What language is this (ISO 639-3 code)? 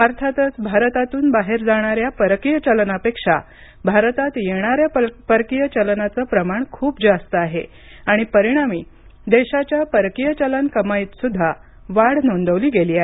mar